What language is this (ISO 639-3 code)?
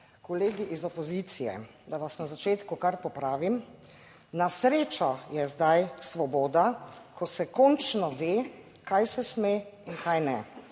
slv